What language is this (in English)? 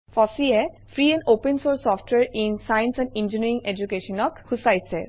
Assamese